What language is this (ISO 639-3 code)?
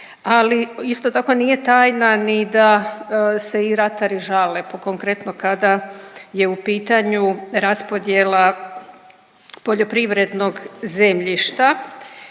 hrv